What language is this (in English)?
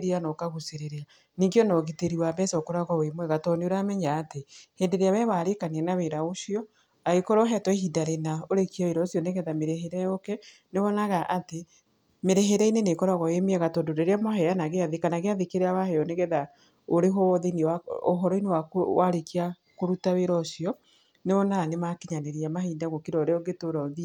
Kikuyu